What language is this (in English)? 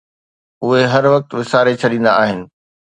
Sindhi